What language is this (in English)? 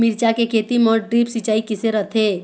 Chhattisgarhi